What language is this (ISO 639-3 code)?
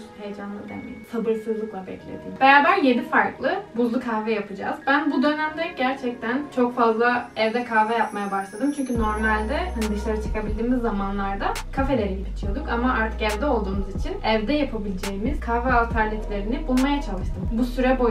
tur